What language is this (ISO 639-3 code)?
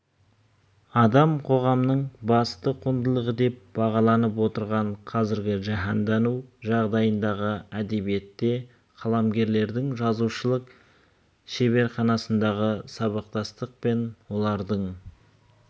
kaz